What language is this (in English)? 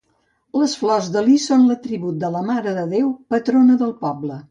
Catalan